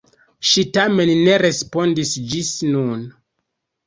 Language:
Esperanto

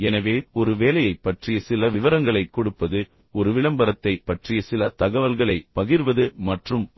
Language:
Tamil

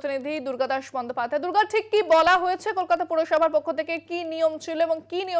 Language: Hindi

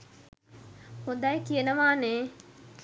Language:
Sinhala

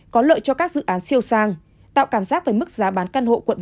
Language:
Vietnamese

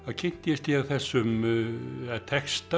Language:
Icelandic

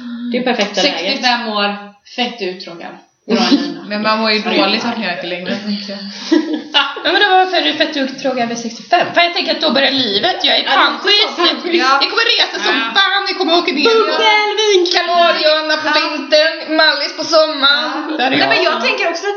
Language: Swedish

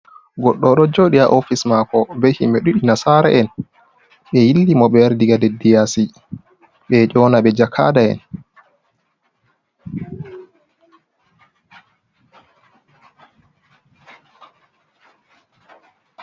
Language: Fula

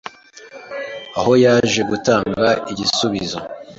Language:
Kinyarwanda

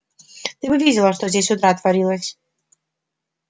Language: Russian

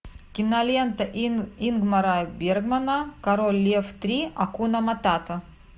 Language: Russian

